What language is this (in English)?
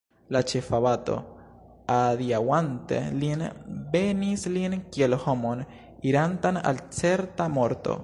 Esperanto